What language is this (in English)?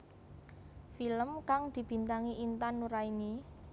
Javanese